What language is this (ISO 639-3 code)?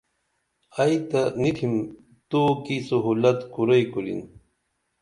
dml